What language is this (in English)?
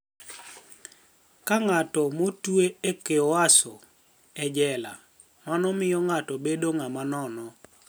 Luo (Kenya and Tanzania)